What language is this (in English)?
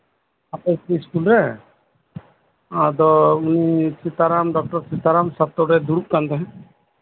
Santali